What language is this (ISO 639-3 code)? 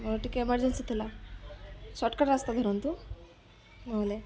ori